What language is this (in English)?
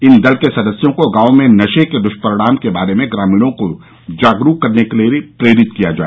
Hindi